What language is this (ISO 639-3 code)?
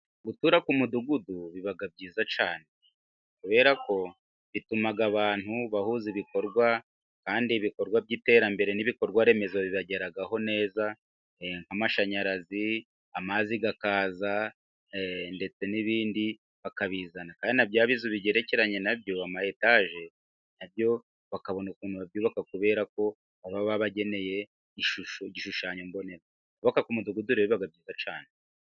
kin